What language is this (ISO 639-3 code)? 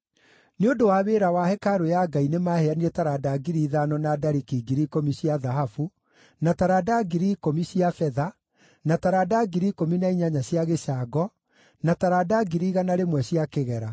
kik